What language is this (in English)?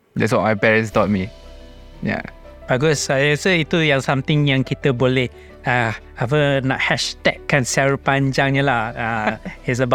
Malay